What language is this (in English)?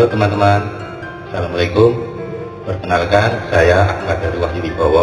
Indonesian